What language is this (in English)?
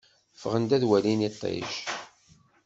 Kabyle